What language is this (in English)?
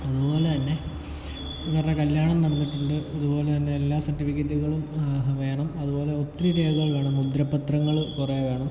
Malayalam